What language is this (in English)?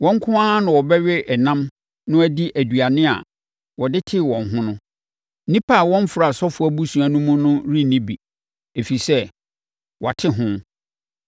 Akan